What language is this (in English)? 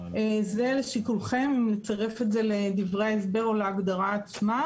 Hebrew